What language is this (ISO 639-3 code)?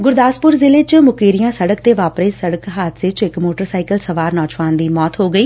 pan